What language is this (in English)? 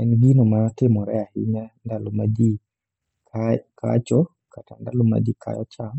Luo (Kenya and Tanzania)